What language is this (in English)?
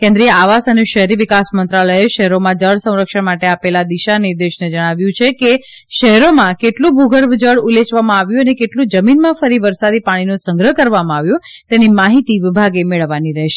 Gujarati